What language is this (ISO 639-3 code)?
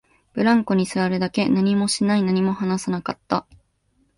jpn